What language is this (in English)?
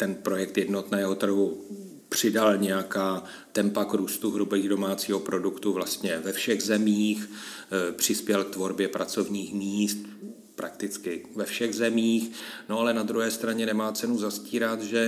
Czech